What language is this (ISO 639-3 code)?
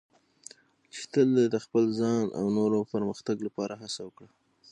pus